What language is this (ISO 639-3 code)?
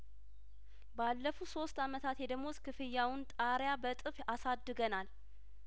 amh